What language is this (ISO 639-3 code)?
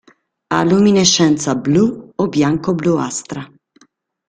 ita